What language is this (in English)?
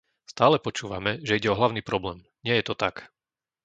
Slovak